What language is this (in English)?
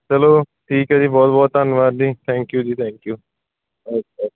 Punjabi